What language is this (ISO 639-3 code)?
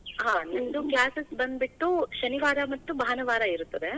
kan